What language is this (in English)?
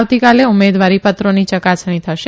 Gujarati